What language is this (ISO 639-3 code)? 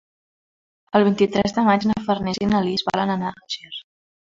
cat